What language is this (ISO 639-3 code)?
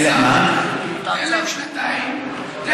heb